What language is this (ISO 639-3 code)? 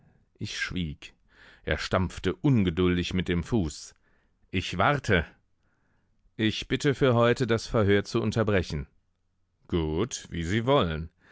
deu